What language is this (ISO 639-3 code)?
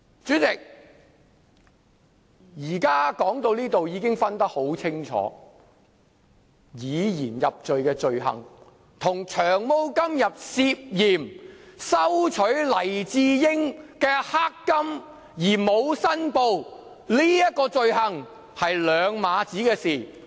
yue